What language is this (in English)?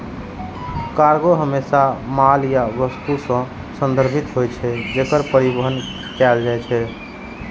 Maithili